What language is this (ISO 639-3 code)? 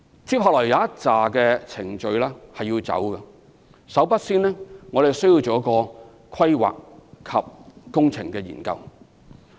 yue